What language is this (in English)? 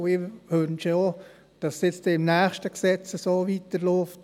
Swiss German